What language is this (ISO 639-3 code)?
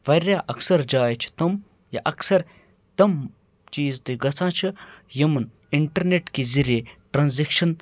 kas